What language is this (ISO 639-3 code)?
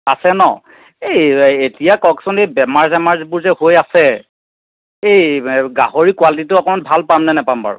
asm